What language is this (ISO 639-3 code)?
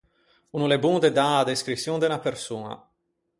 lij